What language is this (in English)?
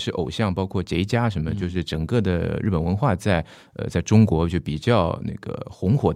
Chinese